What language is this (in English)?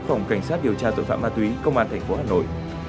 Vietnamese